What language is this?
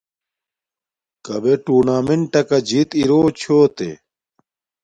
Domaaki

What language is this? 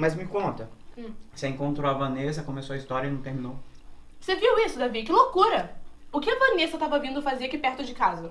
Portuguese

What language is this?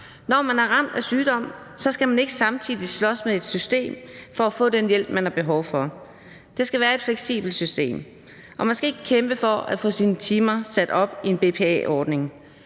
Danish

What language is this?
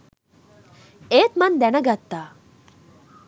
Sinhala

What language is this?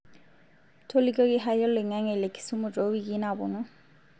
Masai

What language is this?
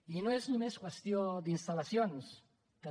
Catalan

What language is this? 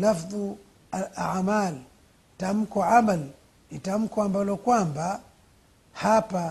Swahili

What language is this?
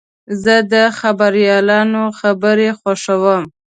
Pashto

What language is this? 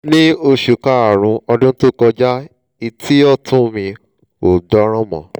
Yoruba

